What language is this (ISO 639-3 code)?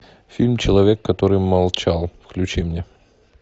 rus